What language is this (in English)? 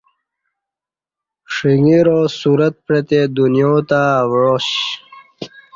Kati